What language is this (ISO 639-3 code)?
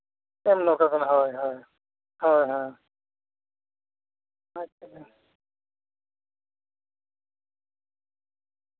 sat